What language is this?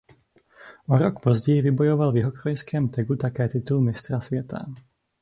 Czech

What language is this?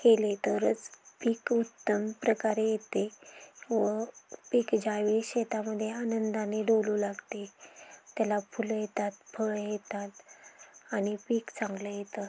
Marathi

